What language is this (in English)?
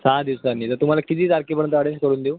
Marathi